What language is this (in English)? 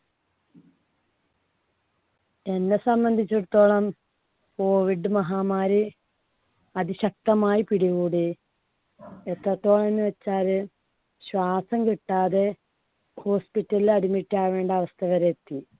Malayalam